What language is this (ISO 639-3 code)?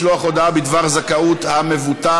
heb